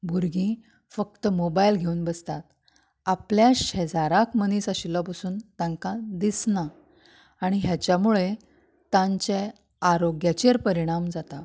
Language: Konkani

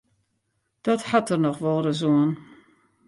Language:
Western Frisian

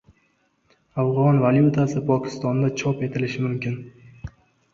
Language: Uzbek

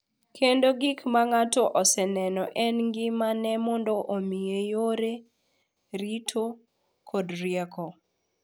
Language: Luo (Kenya and Tanzania)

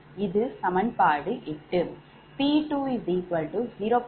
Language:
Tamil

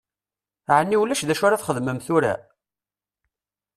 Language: Kabyle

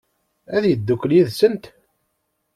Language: Kabyle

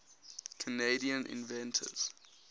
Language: English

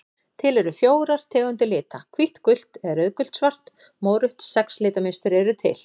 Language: Icelandic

